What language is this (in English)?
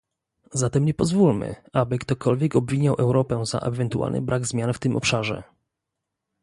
Polish